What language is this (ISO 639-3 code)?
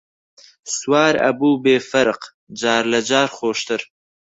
ckb